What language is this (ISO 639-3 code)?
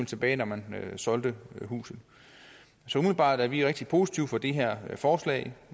dan